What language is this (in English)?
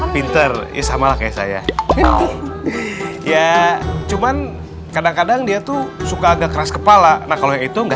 Indonesian